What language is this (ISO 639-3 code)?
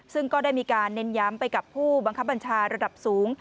tha